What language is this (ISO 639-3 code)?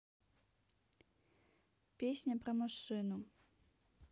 rus